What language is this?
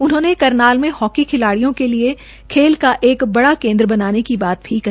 Hindi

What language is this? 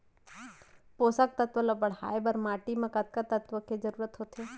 Chhattisgarhi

